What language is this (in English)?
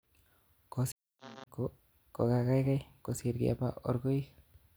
Kalenjin